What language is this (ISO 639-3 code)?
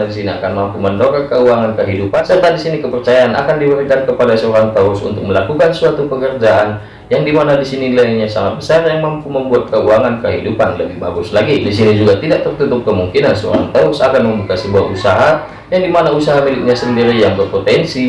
ind